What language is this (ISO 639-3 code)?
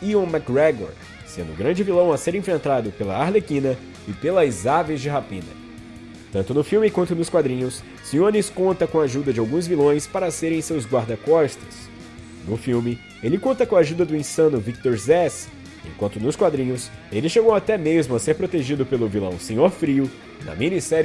por